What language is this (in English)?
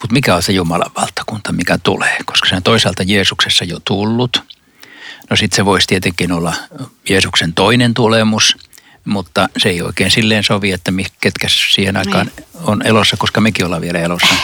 Finnish